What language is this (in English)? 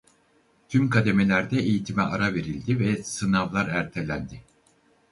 Turkish